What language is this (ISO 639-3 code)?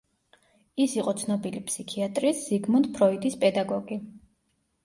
kat